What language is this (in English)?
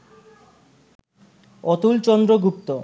Bangla